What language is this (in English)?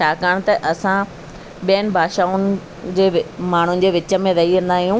Sindhi